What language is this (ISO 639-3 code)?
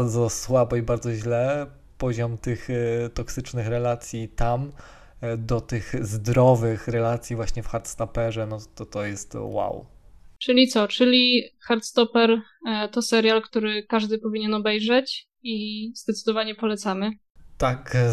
pol